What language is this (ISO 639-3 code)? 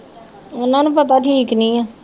pan